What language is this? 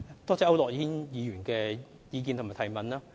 Cantonese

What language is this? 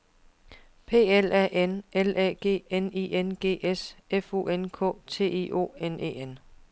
Danish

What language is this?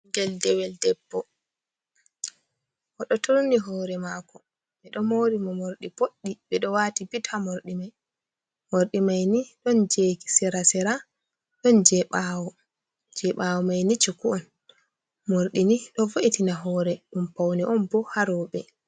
Fula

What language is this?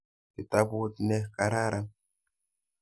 Kalenjin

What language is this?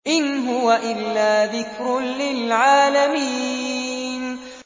Arabic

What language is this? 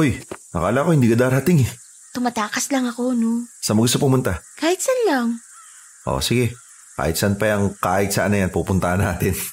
Filipino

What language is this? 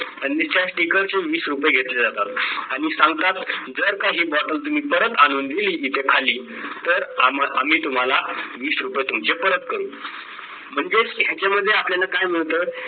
Marathi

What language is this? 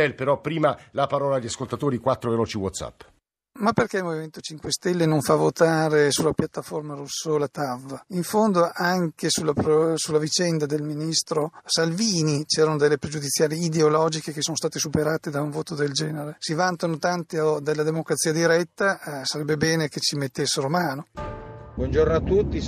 Italian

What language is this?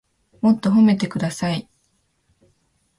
Japanese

